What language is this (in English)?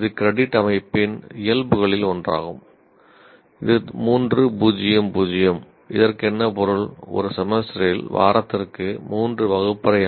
Tamil